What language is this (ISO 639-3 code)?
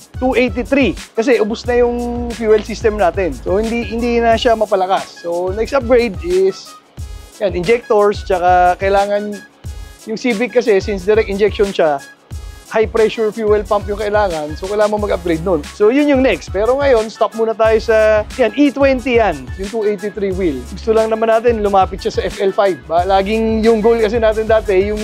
fil